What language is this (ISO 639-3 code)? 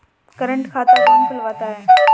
hin